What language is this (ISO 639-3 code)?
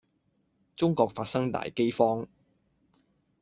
yue